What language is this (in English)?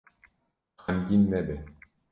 Kurdish